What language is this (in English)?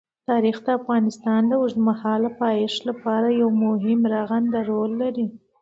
Pashto